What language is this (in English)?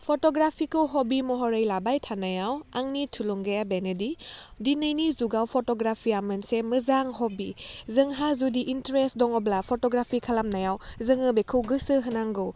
Bodo